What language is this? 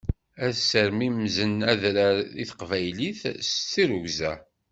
Kabyle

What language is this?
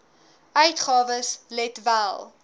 Afrikaans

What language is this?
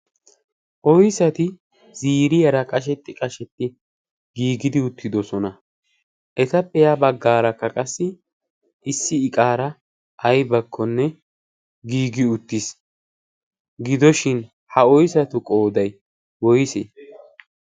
Wolaytta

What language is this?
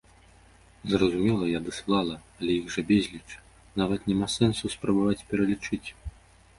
Belarusian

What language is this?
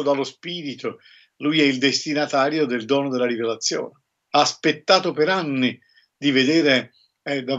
Italian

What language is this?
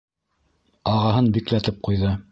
Bashkir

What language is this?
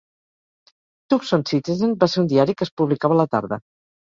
Catalan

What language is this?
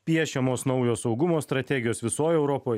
Lithuanian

